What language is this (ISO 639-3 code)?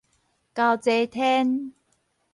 nan